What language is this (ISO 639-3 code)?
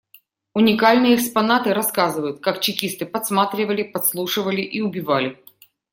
rus